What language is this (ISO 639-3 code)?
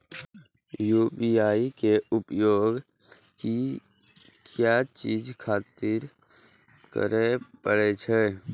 mai